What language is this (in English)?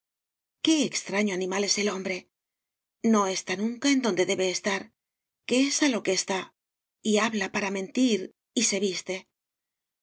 Spanish